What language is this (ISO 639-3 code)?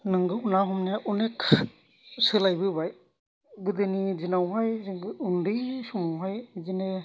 brx